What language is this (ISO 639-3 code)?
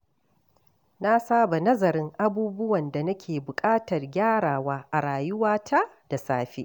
hau